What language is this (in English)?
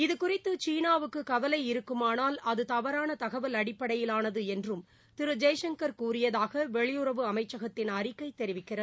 Tamil